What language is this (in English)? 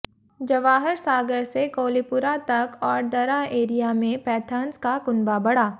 Hindi